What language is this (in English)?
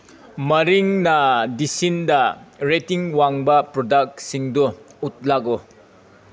Manipuri